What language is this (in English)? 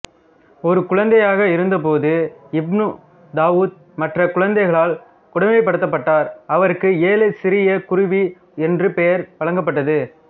Tamil